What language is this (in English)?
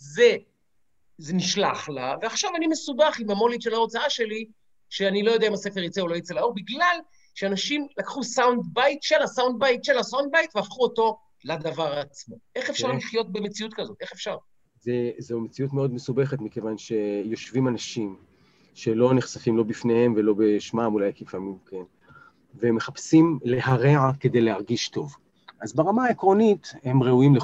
Hebrew